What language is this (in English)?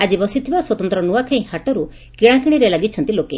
Odia